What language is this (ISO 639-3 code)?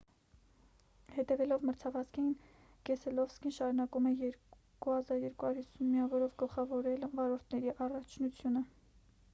hye